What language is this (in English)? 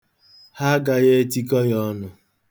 Igbo